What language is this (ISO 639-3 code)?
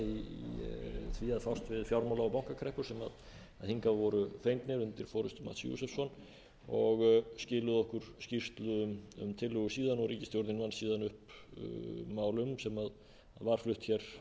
isl